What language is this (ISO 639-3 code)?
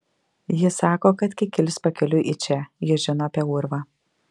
lit